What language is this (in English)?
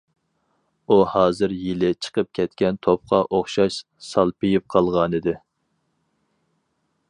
Uyghur